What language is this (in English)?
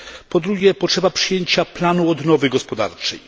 Polish